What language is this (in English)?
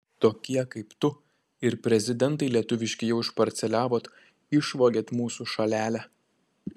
Lithuanian